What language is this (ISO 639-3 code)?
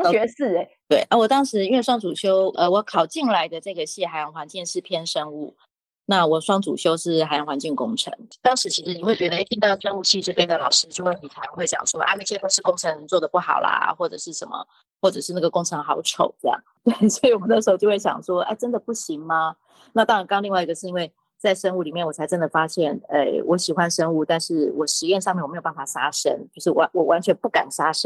zho